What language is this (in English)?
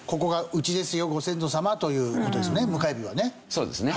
Japanese